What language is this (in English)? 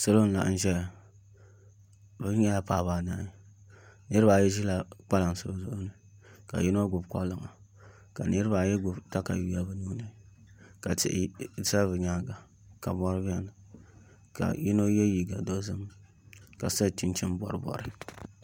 Dagbani